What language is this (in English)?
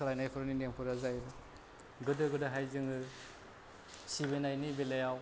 Bodo